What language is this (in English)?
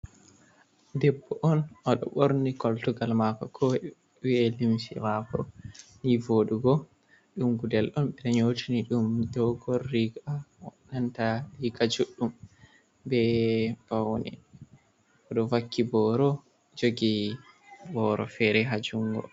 Fula